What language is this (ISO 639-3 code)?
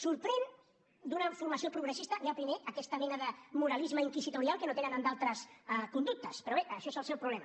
cat